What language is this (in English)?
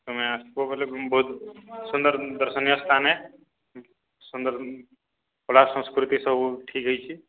Odia